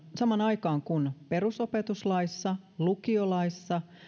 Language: Finnish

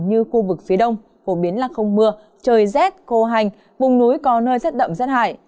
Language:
Vietnamese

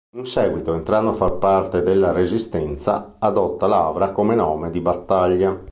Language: Italian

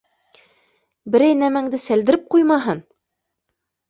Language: Bashkir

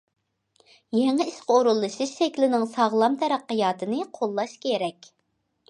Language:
Uyghur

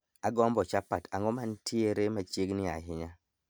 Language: Luo (Kenya and Tanzania)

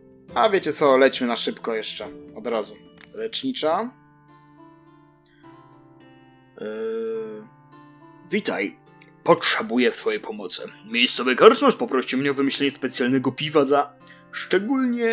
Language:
Polish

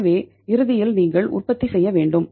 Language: Tamil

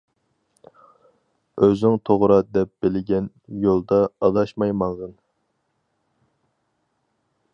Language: Uyghur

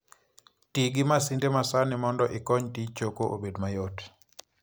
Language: Luo (Kenya and Tanzania)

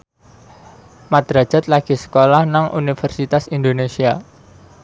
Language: Javanese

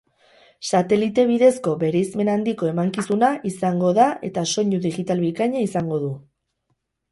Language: Basque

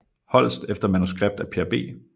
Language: Danish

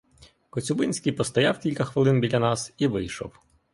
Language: Ukrainian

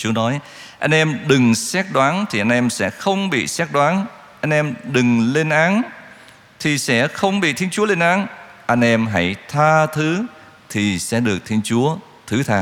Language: Vietnamese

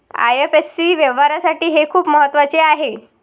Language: Marathi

